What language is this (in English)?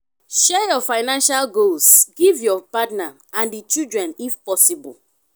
Nigerian Pidgin